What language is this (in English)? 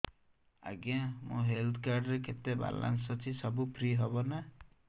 Odia